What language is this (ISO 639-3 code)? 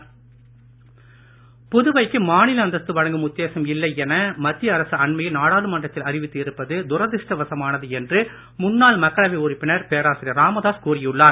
tam